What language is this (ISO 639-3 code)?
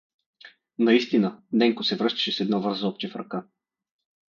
bul